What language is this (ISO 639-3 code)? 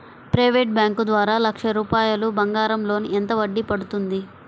tel